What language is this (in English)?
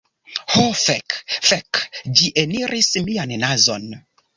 Esperanto